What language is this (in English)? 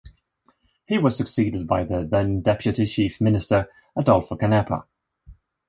English